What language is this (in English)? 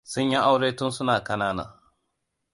Hausa